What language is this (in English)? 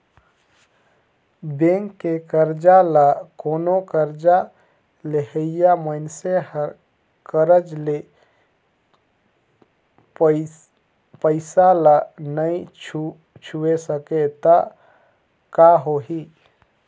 Chhattisgarhi